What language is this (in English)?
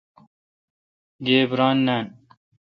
Kalkoti